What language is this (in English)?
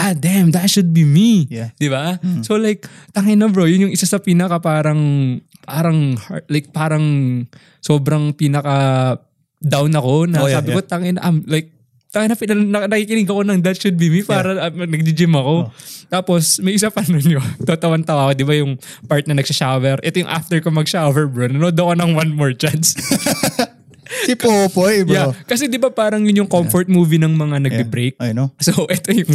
Filipino